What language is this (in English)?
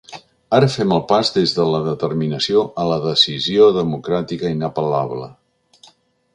Catalan